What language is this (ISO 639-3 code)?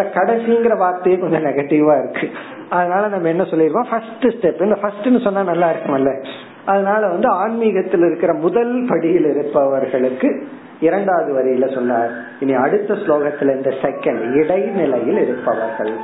tam